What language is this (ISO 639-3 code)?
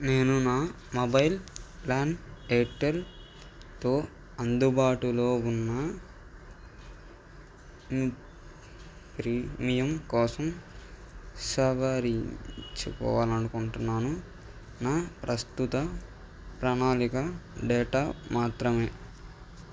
tel